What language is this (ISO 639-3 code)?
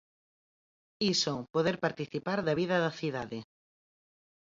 glg